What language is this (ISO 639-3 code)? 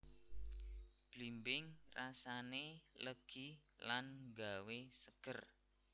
jav